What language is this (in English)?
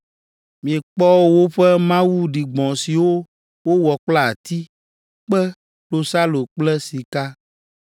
Ewe